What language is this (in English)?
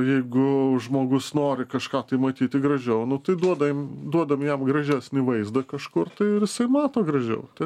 Lithuanian